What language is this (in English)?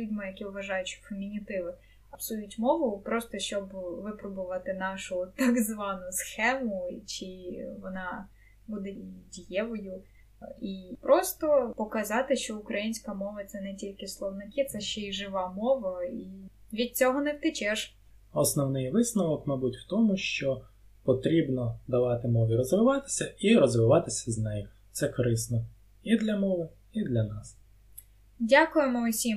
Ukrainian